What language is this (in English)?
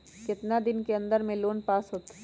Magahi